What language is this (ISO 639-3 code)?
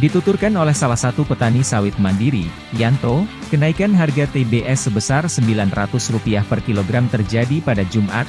ind